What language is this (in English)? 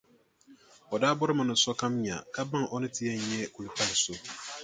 Dagbani